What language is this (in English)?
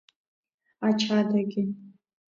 Abkhazian